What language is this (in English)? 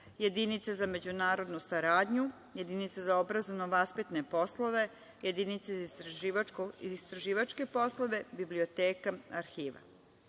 Serbian